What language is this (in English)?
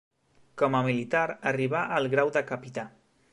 Catalan